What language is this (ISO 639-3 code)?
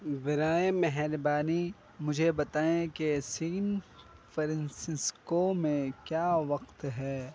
urd